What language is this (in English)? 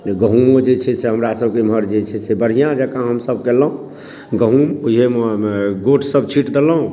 Maithili